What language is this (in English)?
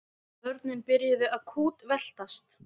Icelandic